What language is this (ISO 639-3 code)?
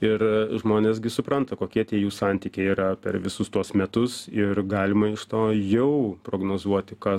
lit